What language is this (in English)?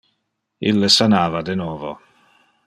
Interlingua